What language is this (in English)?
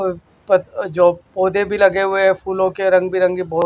Hindi